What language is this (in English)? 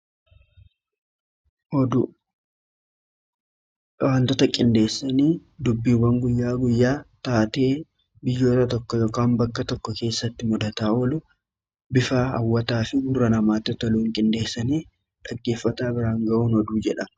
Oromo